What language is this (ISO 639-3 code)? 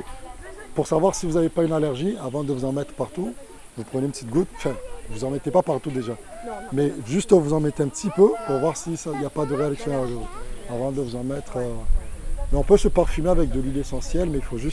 fra